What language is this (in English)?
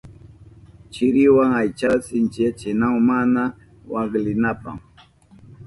Southern Pastaza Quechua